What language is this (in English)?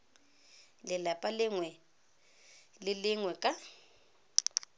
Tswana